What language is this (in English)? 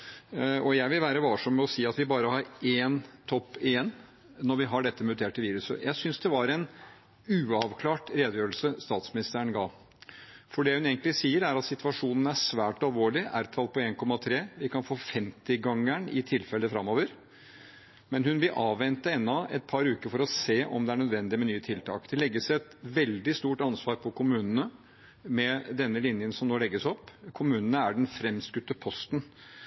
Norwegian Bokmål